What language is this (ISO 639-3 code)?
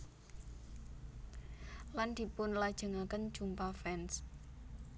jav